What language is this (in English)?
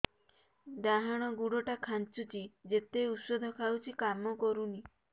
Odia